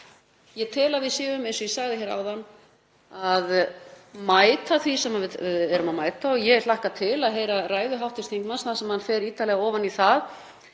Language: Icelandic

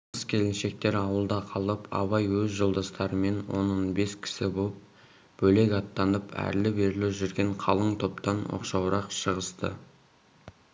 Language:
Kazakh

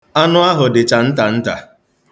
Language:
Igbo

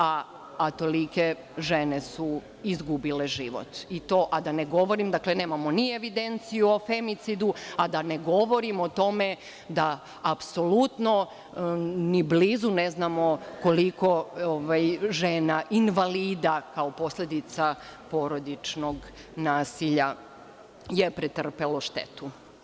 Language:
Serbian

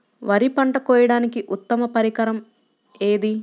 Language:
Telugu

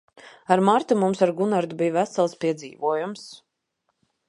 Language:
Latvian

